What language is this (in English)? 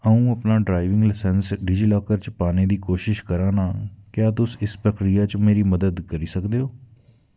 Dogri